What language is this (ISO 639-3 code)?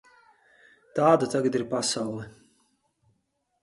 lav